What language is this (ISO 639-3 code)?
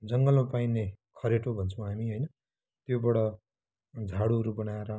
nep